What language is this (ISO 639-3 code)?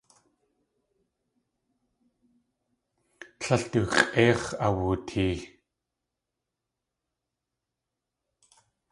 tli